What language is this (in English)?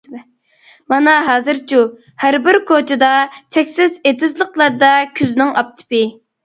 Uyghur